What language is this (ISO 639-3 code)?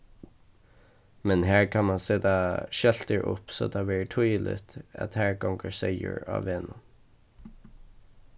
fao